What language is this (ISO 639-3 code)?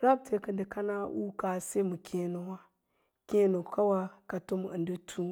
lla